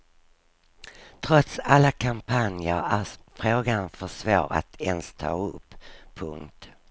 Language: Swedish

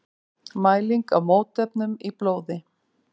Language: Icelandic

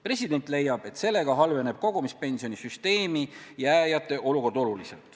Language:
Estonian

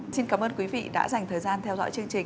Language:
Vietnamese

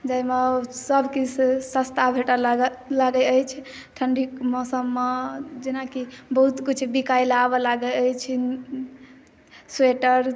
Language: Maithili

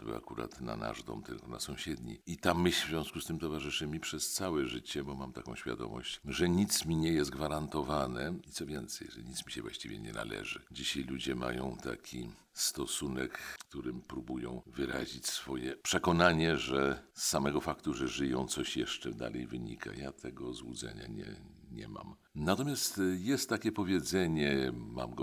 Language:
Polish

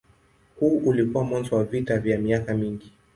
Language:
Swahili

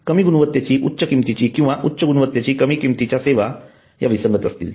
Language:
Marathi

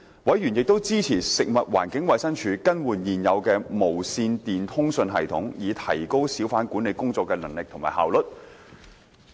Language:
Cantonese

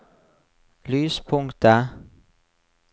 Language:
Norwegian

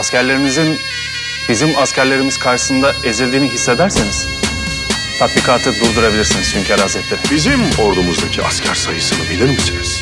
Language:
Turkish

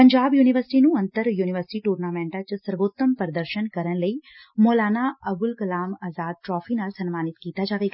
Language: Punjabi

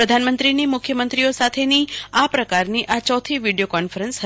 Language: Gujarati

